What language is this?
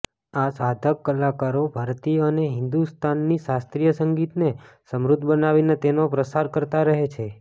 Gujarati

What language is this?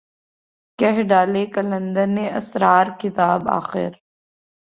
Urdu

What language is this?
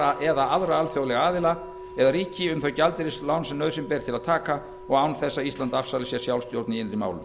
Icelandic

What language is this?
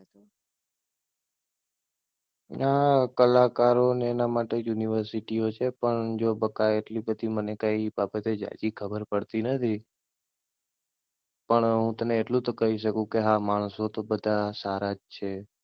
Gujarati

